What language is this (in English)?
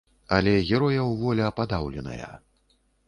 Belarusian